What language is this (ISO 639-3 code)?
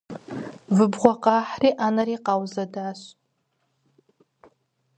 kbd